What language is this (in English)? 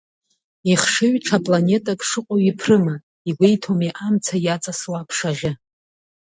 Abkhazian